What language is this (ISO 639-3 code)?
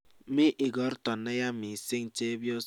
kln